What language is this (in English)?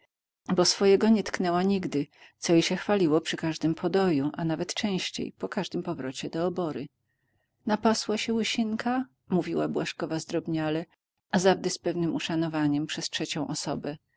Polish